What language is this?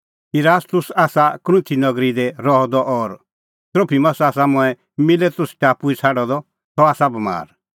Kullu Pahari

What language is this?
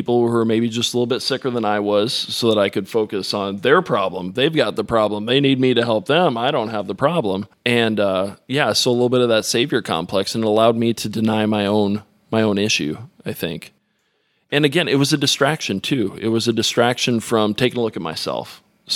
English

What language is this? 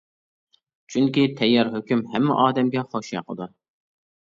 Uyghur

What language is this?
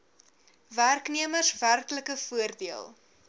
Afrikaans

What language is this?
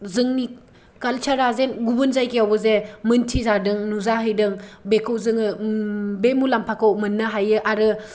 Bodo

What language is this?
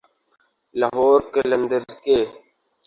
Urdu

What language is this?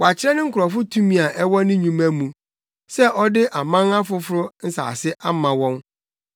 Akan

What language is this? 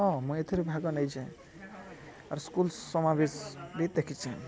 Odia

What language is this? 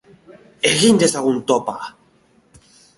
Basque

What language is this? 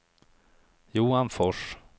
Swedish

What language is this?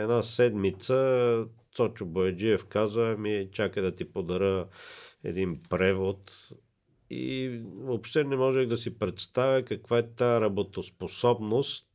Bulgarian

